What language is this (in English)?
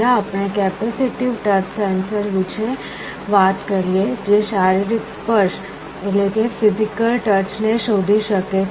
Gujarati